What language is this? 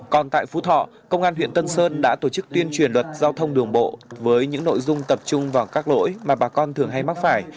Vietnamese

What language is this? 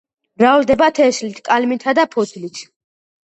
Georgian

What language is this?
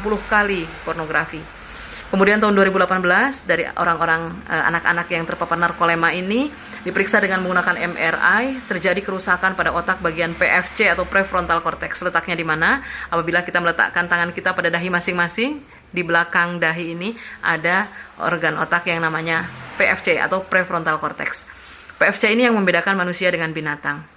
Indonesian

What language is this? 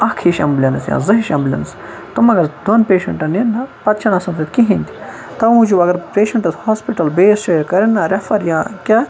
Kashmiri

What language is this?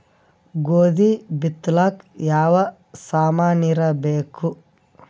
Kannada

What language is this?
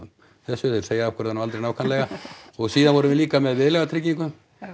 Icelandic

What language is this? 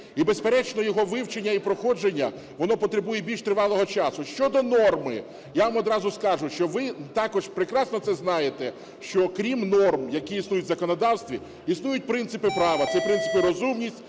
Ukrainian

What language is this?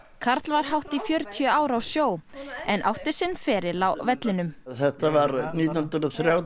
Icelandic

